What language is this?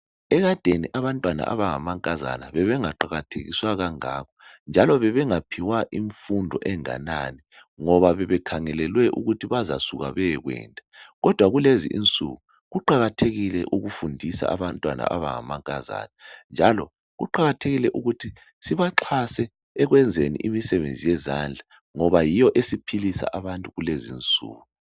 North Ndebele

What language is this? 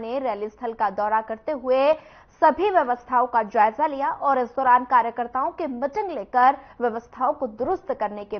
Hindi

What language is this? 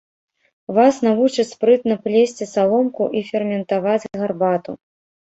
Belarusian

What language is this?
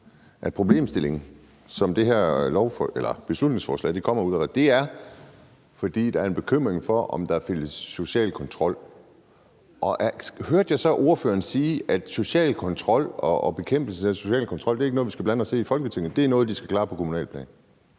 Danish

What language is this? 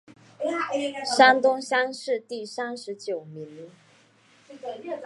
Chinese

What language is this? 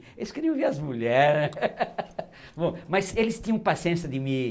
Portuguese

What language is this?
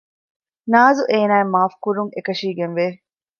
Divehi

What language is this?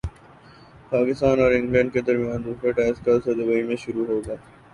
Urdu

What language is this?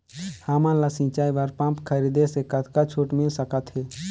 Chhattisgarhi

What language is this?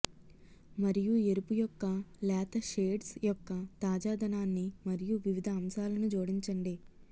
Telugu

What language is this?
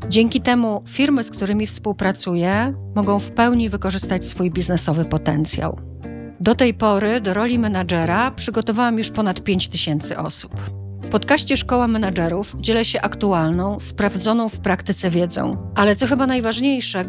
Polish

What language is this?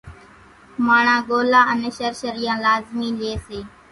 Kachi Koli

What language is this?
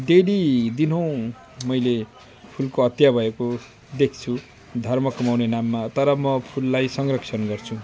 Nepali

